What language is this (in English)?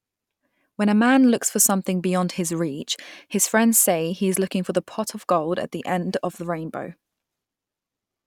English